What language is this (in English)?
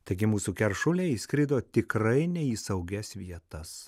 Lithuanian